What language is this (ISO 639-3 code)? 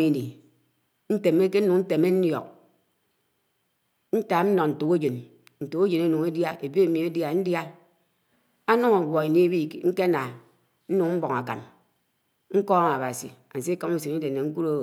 anw